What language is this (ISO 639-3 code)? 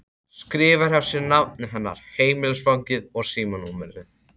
isl